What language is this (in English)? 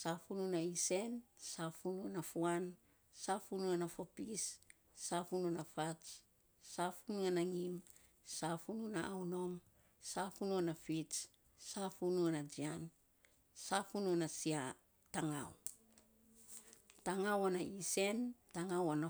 Saposa